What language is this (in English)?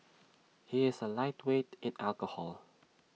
English